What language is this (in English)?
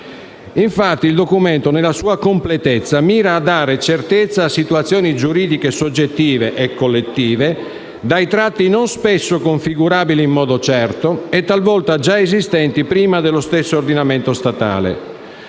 Italian